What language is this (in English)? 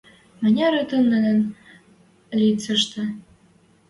Western Mari